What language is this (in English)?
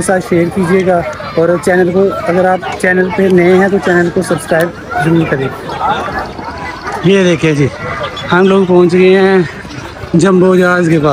Hindi